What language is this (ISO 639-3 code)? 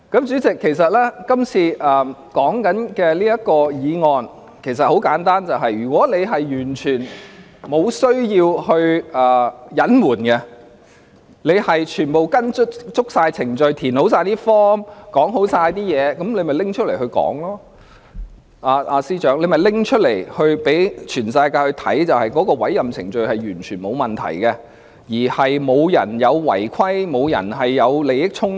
yue